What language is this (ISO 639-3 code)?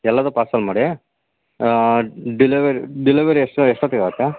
kan